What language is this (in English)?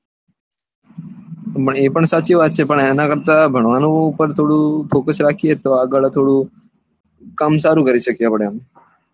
Gujarati